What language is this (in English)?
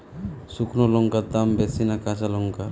Bangla